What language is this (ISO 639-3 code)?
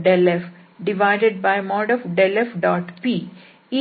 kan